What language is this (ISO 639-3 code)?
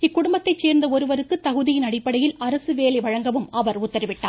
tam